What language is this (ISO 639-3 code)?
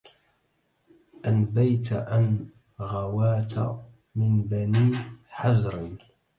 ara